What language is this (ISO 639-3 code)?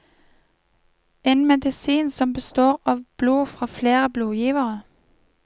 nor